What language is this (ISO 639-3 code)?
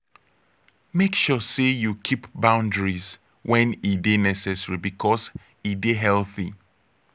pcm